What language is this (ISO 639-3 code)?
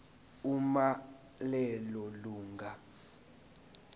zul